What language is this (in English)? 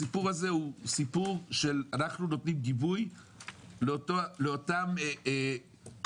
Hebrew